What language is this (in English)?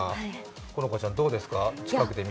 Japanese